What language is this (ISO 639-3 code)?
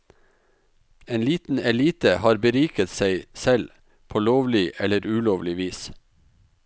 nor